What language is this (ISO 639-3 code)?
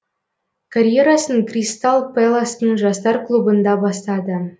kaz